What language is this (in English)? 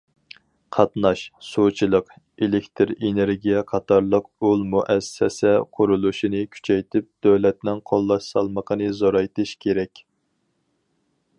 Uyghur